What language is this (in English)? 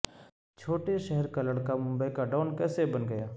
Urdu